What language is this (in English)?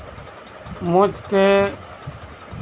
Santali